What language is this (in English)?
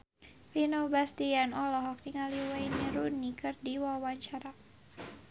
Sundanese